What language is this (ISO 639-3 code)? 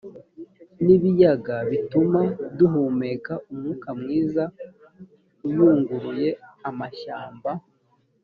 kin